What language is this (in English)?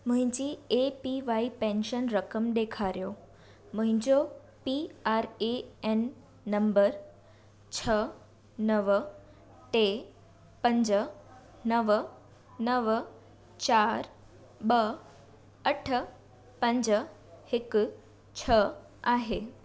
Sindhi